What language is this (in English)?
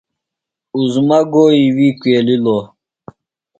Phalura